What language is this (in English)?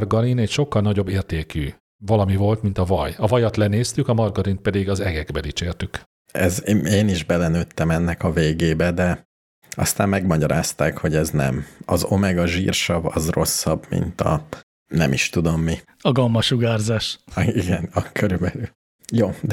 Hungarian